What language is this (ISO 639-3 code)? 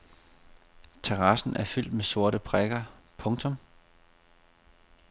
dan